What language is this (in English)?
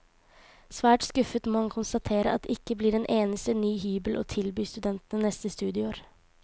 Norwegian